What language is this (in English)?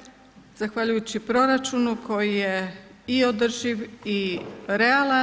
Croatian